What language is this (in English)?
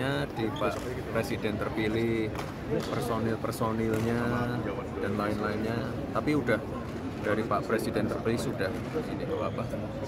Indonesian